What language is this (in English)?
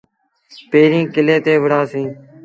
Sindhi Bhil